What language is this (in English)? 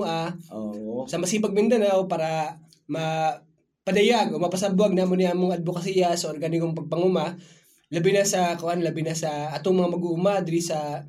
Filipino